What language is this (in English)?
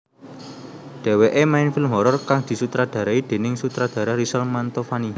Javanese